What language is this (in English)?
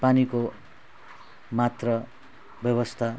Nepali